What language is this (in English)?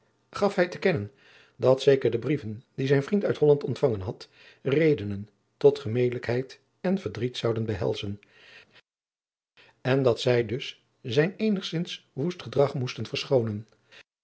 Dutch